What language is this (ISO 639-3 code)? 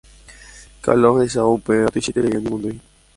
grn